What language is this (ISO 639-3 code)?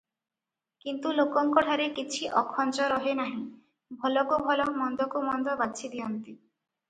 ori